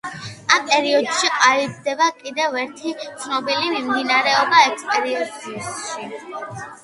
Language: Georgian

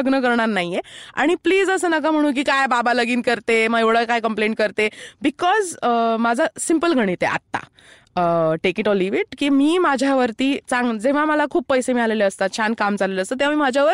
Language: Marathi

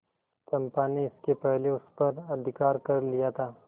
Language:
Hindi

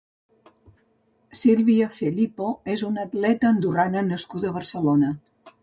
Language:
Catalan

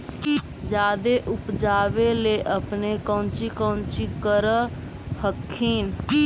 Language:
Magahi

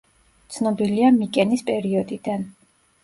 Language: Georgian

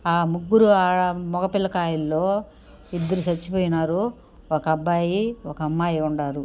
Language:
Telugu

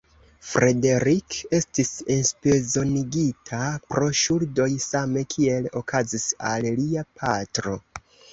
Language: Esperanto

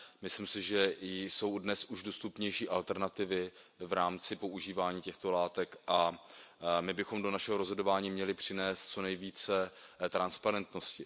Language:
Czech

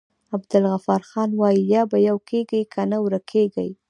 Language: Pashto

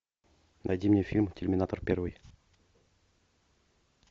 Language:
Russian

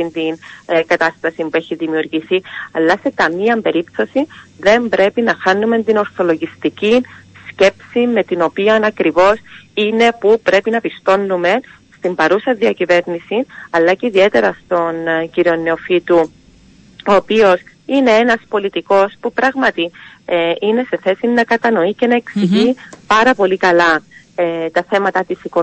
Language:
Greek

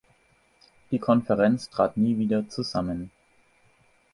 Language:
German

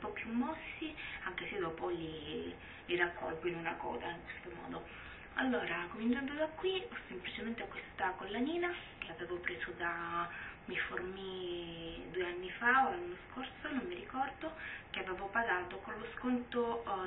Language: Italian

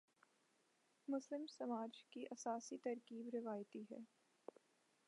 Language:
Urdu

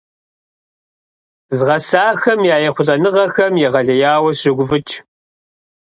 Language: Kabardian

